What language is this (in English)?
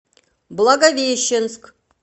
Russian